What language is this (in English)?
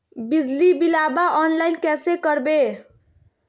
Magahi